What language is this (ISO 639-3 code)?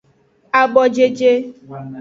ajg